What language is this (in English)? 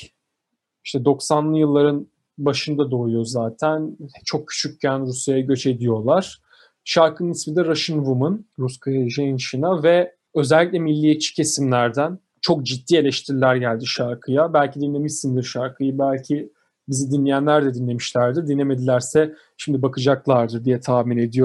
Turkish